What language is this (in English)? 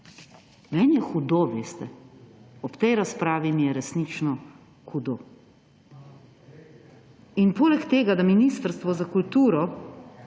Slovenian